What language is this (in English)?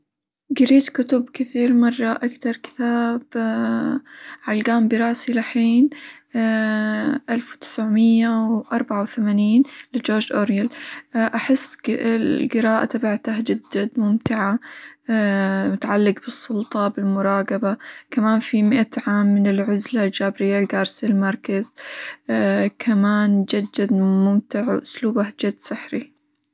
Hijazi Arabic